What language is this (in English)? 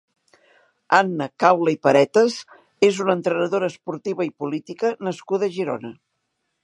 Catalan